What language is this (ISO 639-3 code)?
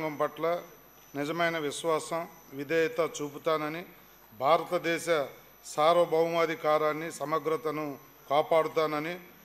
tel